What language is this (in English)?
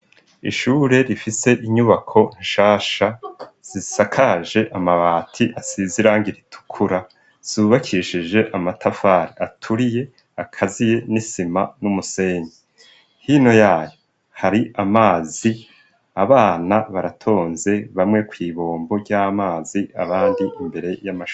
Rundi